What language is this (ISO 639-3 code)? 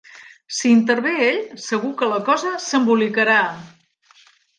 cat